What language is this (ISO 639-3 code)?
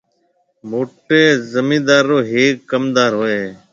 mve